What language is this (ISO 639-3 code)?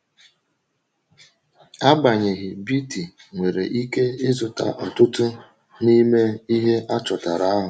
ibo